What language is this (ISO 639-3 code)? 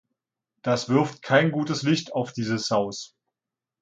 deu